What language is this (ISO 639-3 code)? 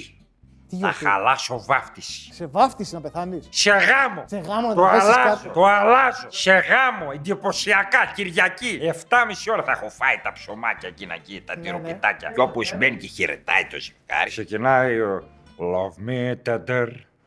ell